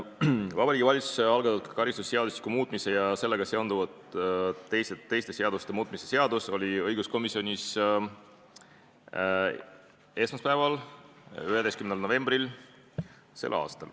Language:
Estonian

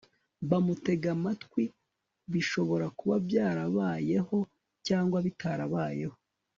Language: Kinyarwanda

